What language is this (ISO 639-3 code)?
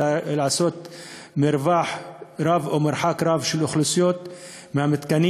heb